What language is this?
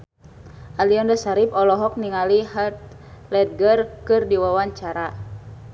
Sundanese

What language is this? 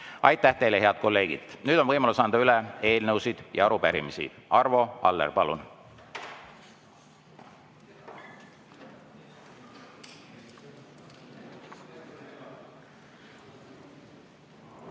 Estonian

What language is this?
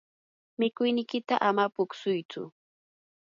Yanahuanca Pasco Quechua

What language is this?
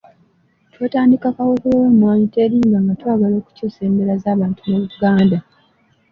Ganda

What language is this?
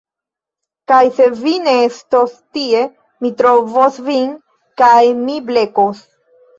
Esperanto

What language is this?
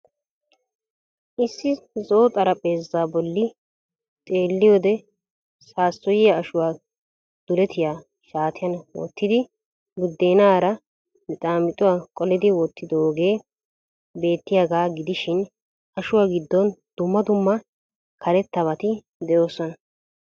Wolaytta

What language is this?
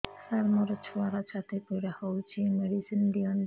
Odia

